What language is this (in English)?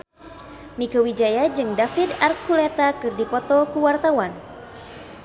Sundanese